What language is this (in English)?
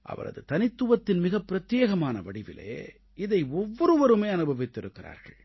Tamil